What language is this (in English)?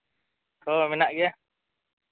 Santali